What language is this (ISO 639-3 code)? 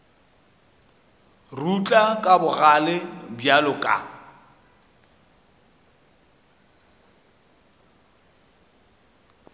nso